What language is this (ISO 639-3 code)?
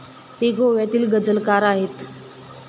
mar